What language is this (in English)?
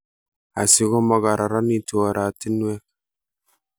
Kalenjin